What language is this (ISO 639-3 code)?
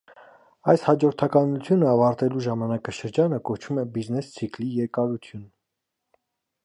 hye